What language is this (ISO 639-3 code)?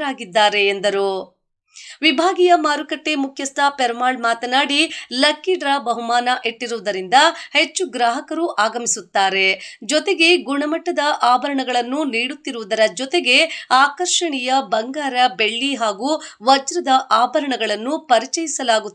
eng